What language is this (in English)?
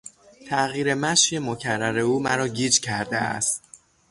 Persian